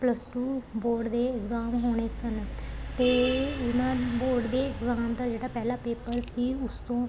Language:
Punjabi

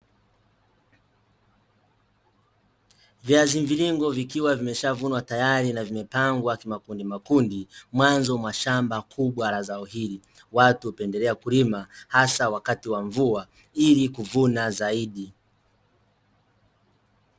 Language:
Swahili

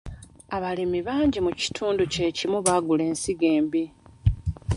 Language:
Ganda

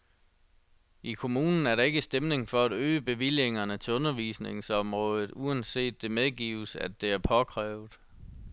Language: Danish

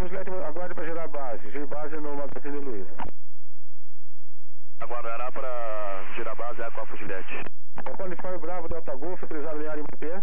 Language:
Portuguese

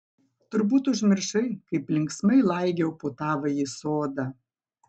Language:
Lithuanian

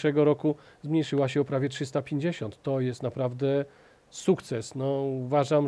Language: Polish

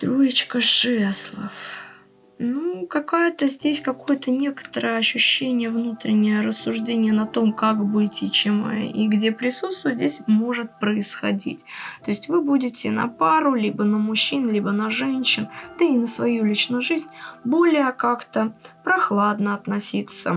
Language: Russian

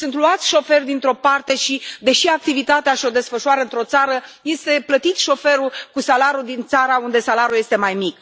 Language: Romanian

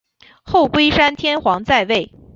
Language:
Chinese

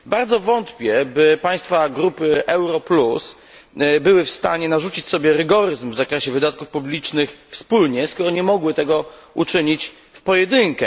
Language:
Polish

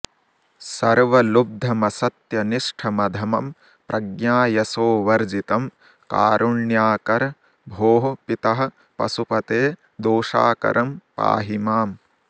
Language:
Sanskrit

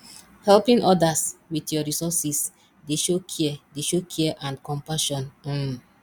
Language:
Nigerian Pidgin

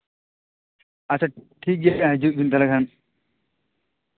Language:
Santali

